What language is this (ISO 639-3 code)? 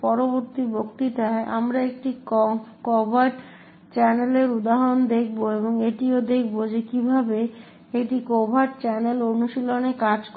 ben